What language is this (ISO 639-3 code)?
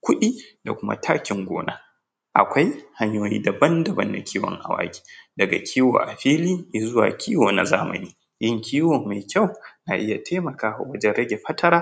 hau